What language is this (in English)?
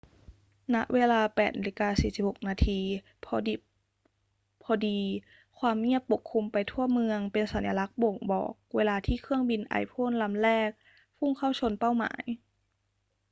Thai